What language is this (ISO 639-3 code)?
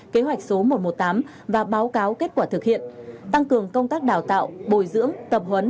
vie